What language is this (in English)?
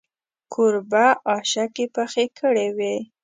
Pashto